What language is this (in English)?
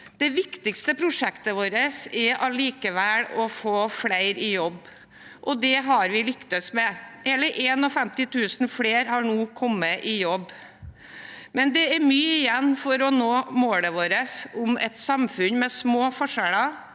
Norwegian